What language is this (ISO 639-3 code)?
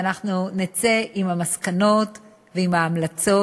heb